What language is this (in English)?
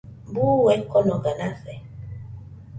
Nüpode Huitoto